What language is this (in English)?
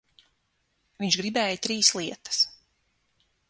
Latvian